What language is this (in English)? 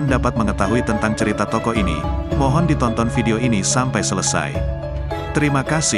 Indonesian